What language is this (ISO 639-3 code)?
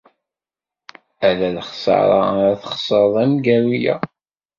kab